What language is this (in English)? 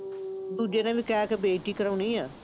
Punjabi